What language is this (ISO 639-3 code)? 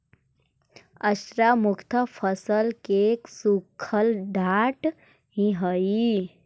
mag